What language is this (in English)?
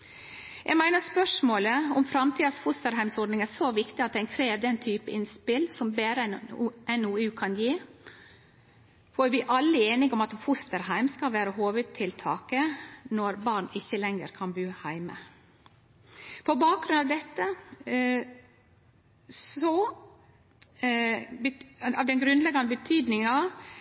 Norwegian Nynorsk